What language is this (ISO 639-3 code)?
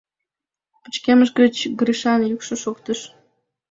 chm